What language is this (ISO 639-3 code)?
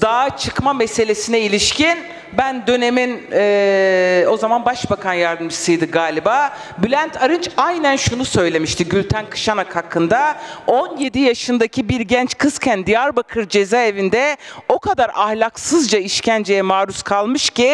tur